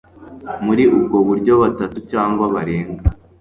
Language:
Kinyarwanda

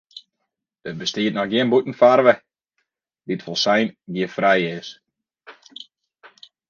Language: Western Frisian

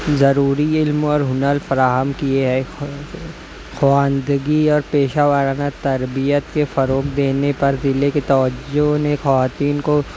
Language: Urdu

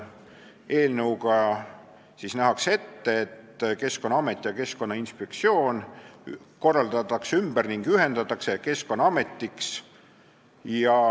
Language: Estonian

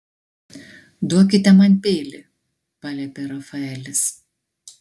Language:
Lithuanian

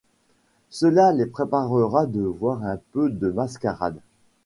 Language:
French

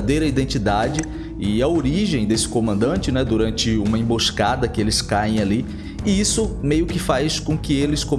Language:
Portuguese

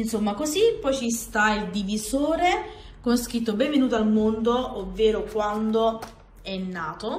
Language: Italian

